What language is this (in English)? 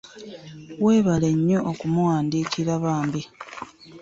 Ganda